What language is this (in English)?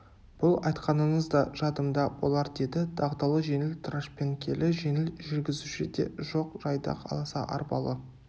Kazakh